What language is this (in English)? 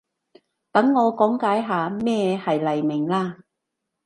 Cantonese